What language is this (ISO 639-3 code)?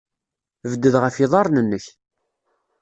kab